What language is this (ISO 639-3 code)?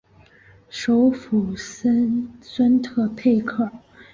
zho